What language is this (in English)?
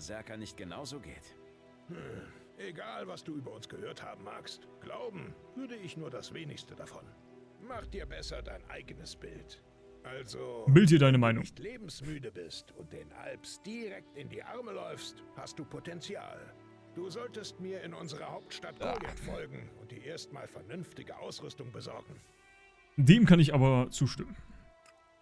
German